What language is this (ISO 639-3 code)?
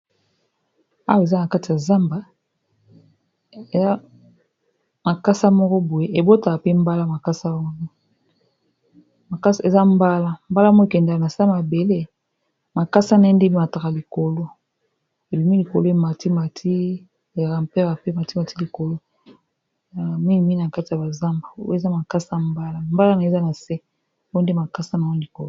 lin